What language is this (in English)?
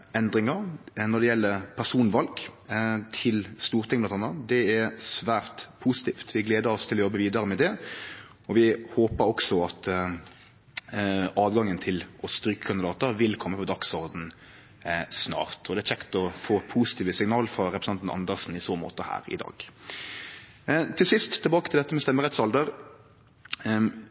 Norwegian Nynorsk